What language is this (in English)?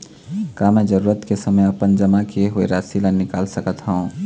Chhattisgarhi